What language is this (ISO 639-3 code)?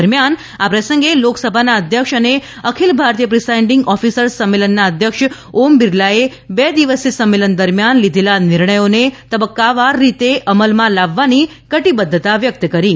guj